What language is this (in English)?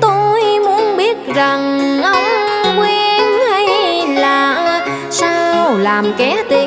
Vietnamese